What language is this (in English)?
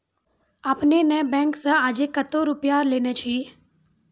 Maithili